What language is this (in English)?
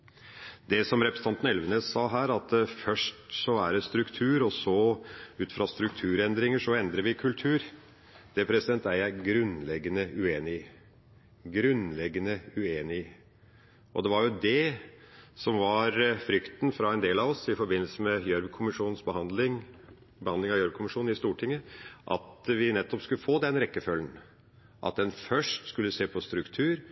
Norwegian Bokmål